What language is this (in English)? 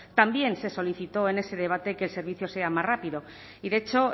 Spanish